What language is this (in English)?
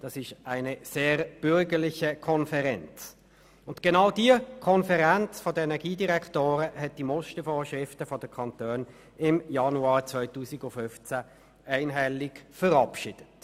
Swiss German